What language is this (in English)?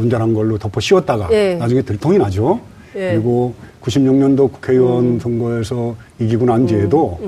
Korean